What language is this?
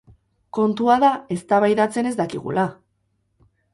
Basque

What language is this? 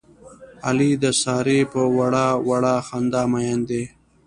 Pashto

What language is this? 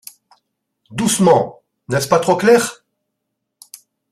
French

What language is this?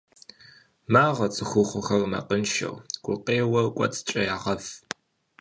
Kabardian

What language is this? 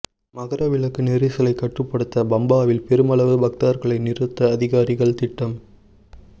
Tamil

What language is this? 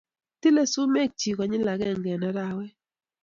Kalenjin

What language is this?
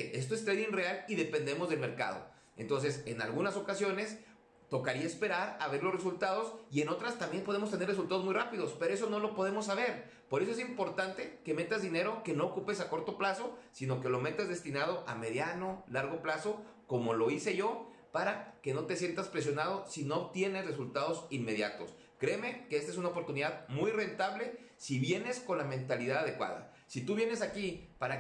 Spanish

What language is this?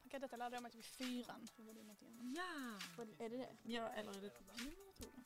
Swedish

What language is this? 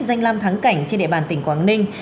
Vietnamese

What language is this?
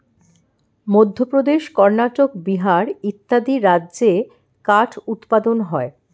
Bangla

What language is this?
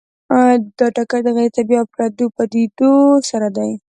Pashto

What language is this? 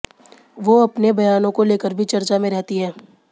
Hindi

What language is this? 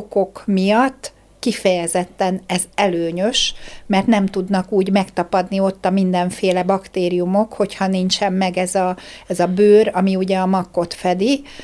Hungarian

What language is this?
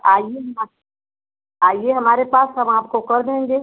Hindi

